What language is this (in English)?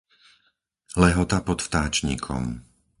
Slovak